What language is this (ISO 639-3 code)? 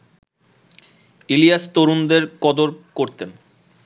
ben